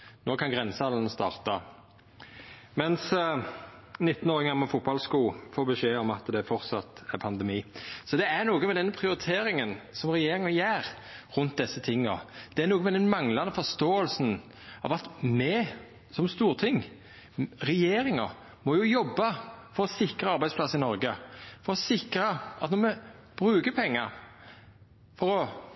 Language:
Norwegian Nynorsk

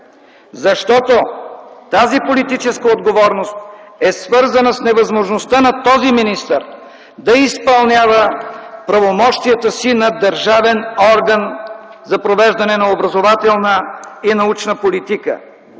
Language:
Bulgarian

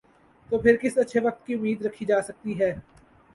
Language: Urdu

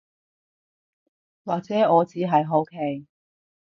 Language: Cantonese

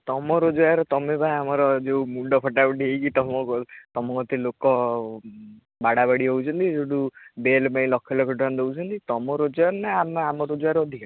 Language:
Odia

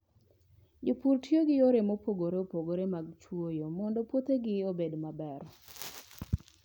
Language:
Luo (Kenya and Tanzania)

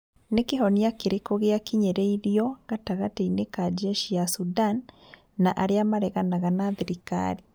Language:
Kikuyu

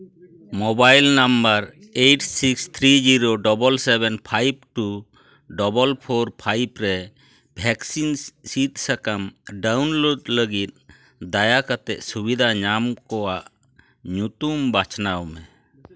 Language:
Santali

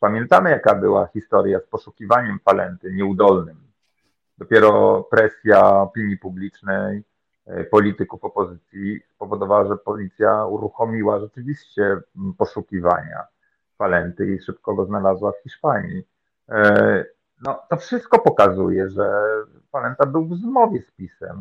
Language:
Polish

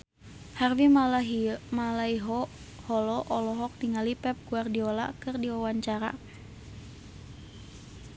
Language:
Sundanese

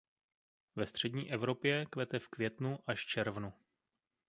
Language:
Czech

